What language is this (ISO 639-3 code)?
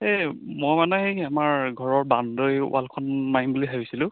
asm